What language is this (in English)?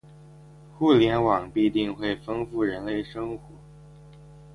Chinese